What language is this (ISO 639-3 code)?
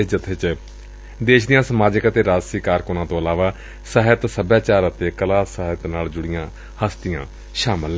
pan